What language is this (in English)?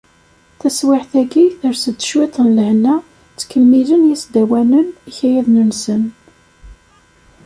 Kabyle